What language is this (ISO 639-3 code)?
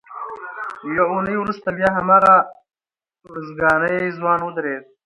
pus